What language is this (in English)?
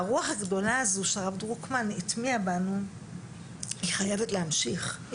Hebrew